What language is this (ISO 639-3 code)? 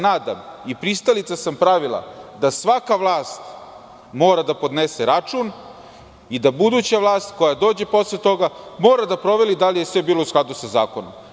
srp